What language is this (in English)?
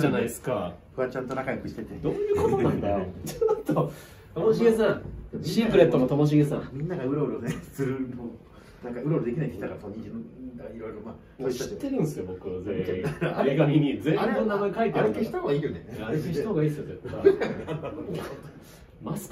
Japanese